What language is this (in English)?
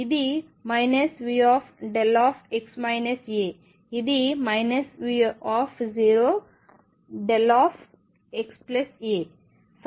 Telugu